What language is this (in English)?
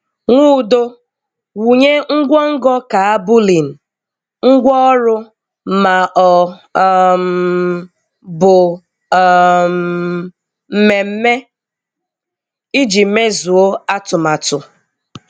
Igbo